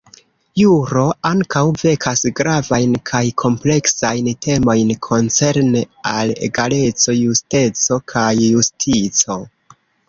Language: Esperanto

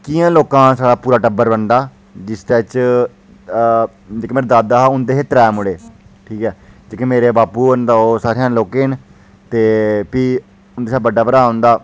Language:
Dogri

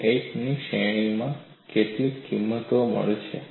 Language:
Gujarati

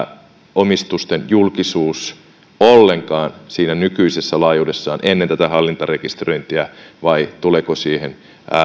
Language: Finnish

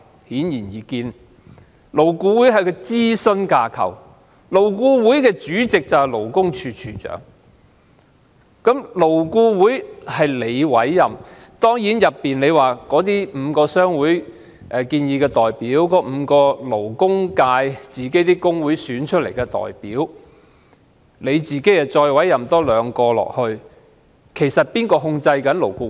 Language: Cantonese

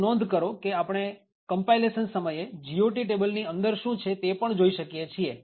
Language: Gujarati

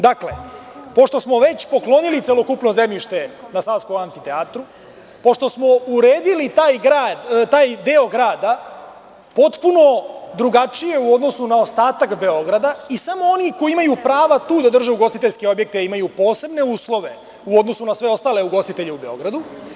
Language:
Serbian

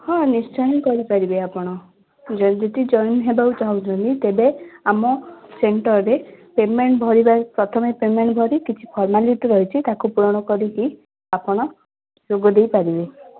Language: Odia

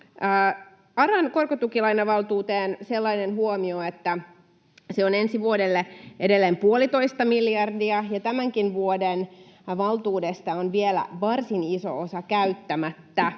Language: Finnish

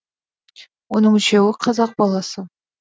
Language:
Kazakh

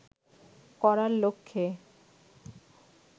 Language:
Bangla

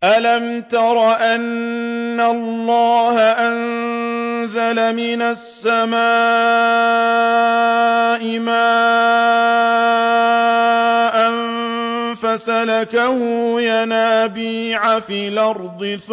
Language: Arabic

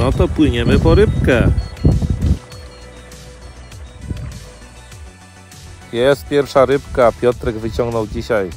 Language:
Polish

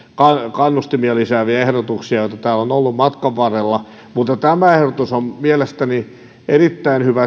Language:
Finnish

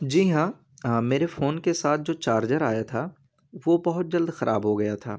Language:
Urdu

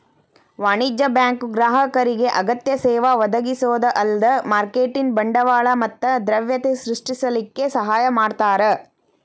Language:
Kannada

